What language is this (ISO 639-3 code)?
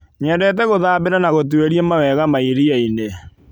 kik